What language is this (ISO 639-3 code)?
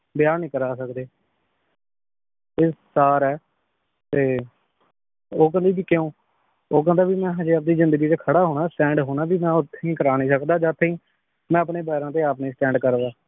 pan